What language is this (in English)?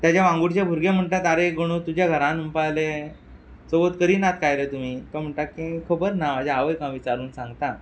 Konkani